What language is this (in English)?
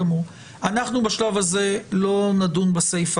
Hebrew